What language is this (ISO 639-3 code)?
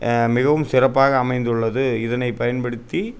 tam